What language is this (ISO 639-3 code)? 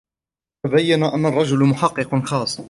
ara